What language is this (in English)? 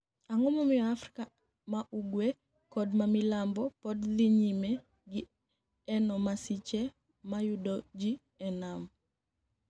Luo (Kenya and Tanzania)